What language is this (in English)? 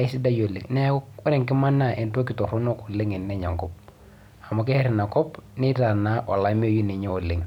Masai